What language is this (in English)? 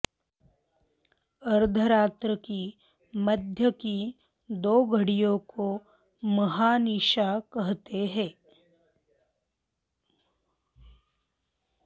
Sanskrit